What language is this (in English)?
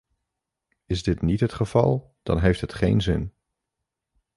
Dutch